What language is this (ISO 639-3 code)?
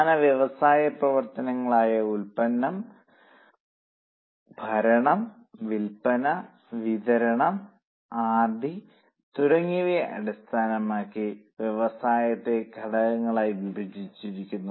mal